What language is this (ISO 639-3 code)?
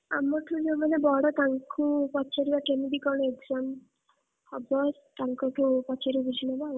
ori